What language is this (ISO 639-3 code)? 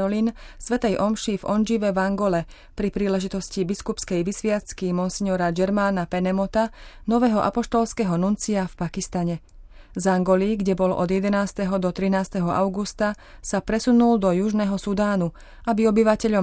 slk